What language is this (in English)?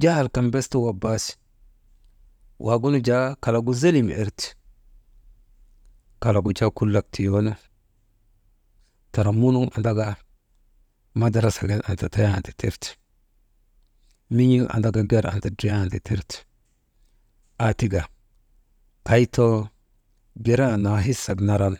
Maba